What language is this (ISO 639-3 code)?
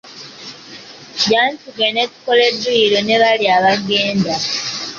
lug